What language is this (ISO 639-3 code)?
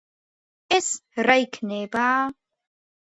kat